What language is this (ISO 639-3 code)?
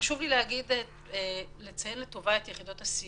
heb